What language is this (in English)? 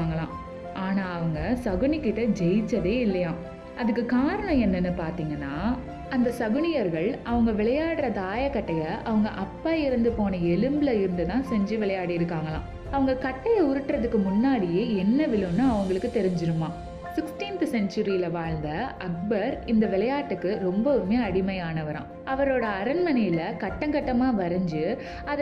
Tamil